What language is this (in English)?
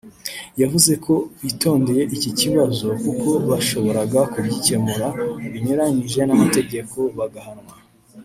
Kinyarwanda